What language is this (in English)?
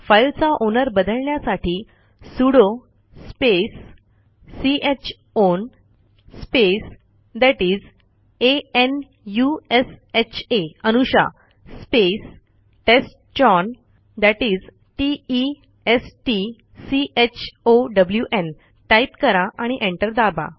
Marathi